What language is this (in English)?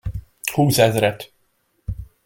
Hungarian